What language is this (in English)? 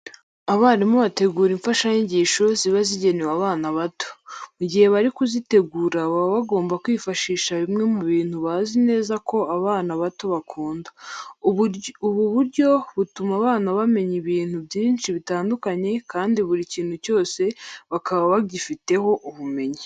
Kinyarwanda